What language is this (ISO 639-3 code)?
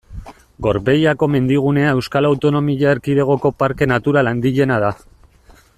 eus